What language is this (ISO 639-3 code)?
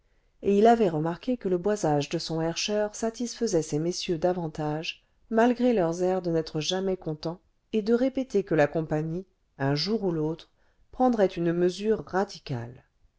fra